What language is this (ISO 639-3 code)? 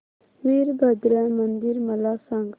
mar